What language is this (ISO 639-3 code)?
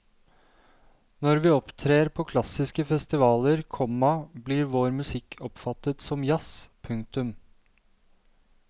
nor